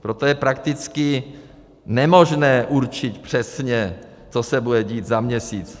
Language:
Czech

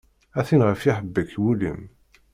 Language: Kabyle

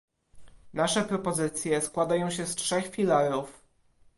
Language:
Polish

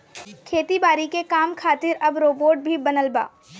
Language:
Bhojpuri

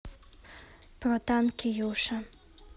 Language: Russian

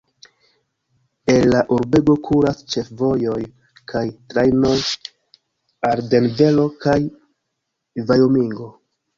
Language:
Esperanto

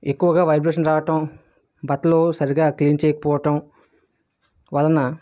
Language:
Telugu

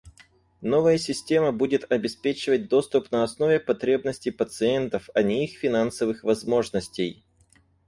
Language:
Russian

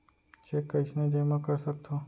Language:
Chhattisgarhi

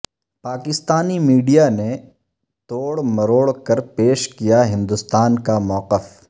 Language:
Urdu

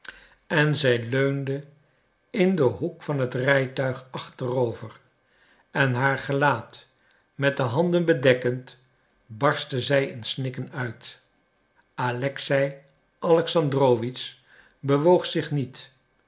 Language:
Dutch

